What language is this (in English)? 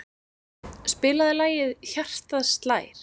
Icelandic